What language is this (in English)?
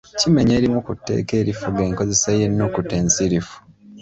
Ganda